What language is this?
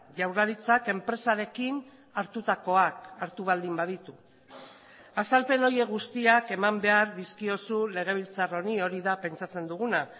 Basque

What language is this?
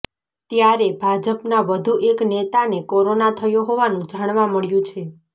Gujarati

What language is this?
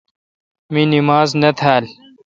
Kalkoti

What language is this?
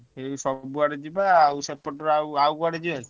Odia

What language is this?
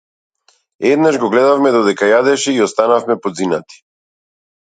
Macedonian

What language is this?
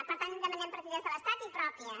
Catalan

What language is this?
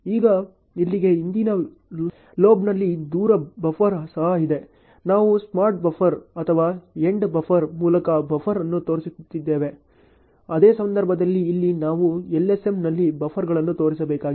Kannada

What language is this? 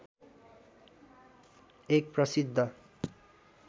Nepali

